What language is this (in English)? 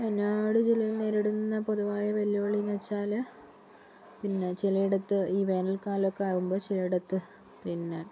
Malayalam